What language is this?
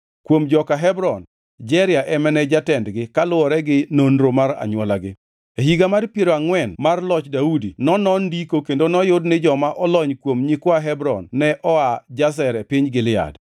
Luo (Kenya and Tanzania)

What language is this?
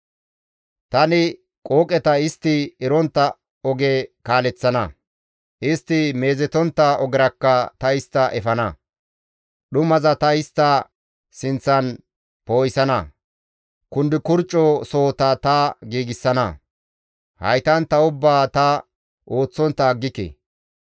Gamo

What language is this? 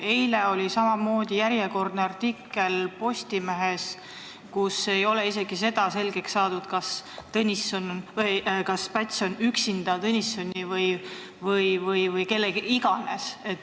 Estonian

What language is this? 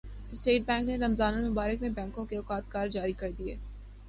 Urdu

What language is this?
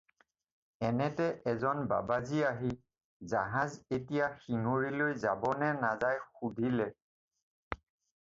Assamese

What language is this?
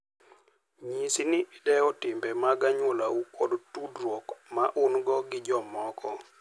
Luo (Kenya and Tanzania)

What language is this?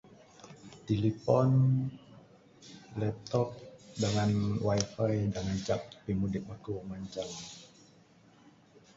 Bukar-Sadung Bidayuh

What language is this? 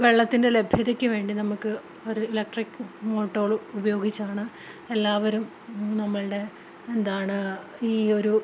Malayalam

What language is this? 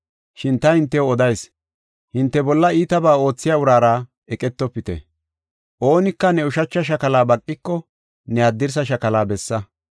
Gofa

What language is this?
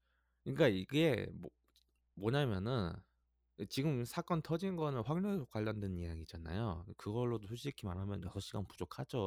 Korean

